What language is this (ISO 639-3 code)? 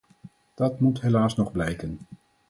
nld